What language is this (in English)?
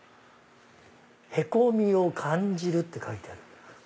Japanese